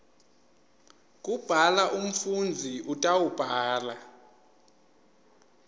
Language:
Swati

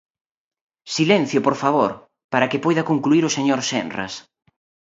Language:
Galician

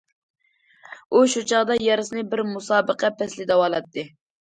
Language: Uyghur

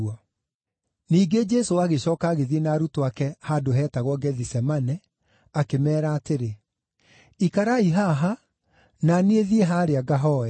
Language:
Kikuyu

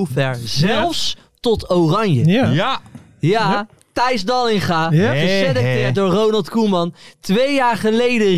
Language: Dutch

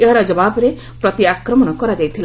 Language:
Odia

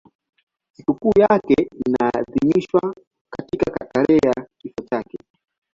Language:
Swahili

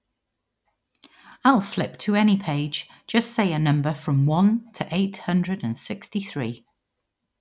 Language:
English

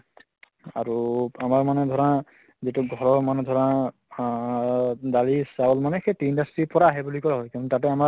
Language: Assamese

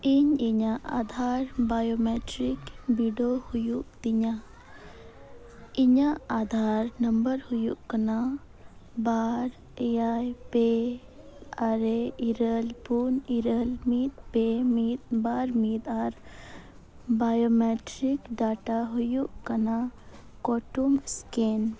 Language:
Santali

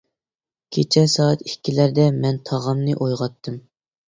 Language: Uyghur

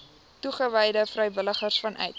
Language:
Afrikaans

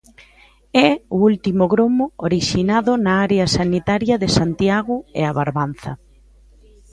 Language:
Galician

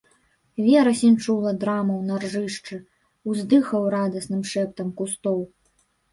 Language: Belarusian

